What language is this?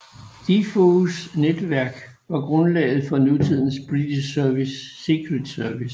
Danish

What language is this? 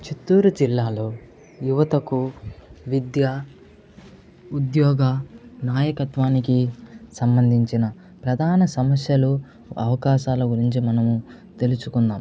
Telugu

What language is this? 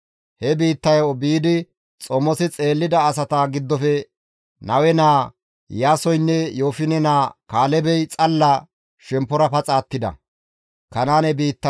Gamo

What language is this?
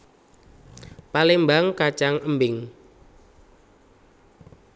Javanese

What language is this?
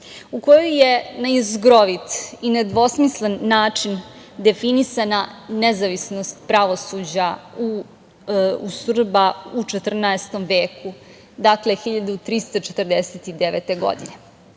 Serbian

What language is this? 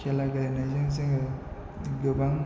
Bodo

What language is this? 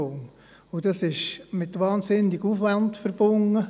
Swiss German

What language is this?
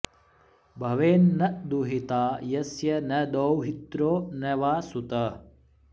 Sanskrit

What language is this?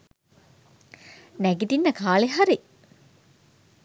Sinhala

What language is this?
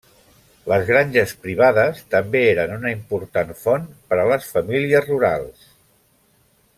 Catalan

